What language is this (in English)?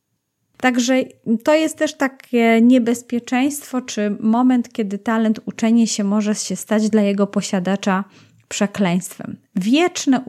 Polish